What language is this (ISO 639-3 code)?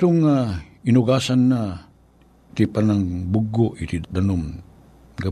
fil